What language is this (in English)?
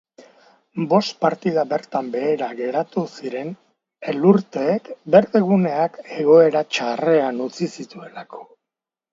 Basque